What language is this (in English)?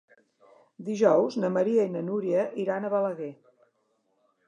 Catalan